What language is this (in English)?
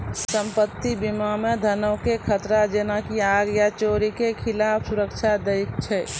Maithili